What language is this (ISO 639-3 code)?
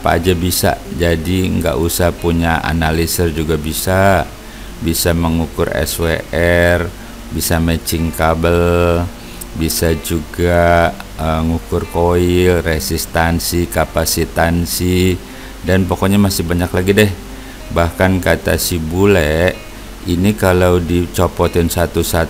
ind